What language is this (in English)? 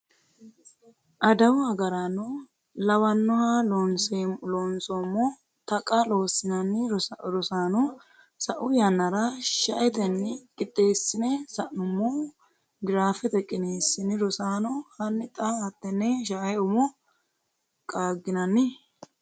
Sidamo